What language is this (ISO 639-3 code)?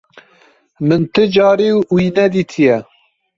kur